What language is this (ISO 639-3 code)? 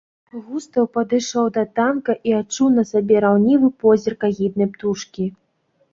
bel